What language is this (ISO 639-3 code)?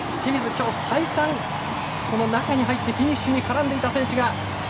jpn